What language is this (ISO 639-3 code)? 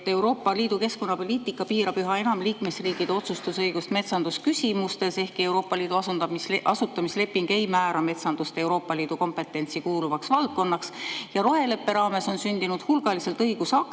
est